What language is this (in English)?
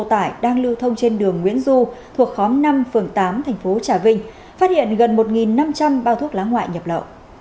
Vietnamese